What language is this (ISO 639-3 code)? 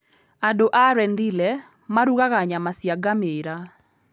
kik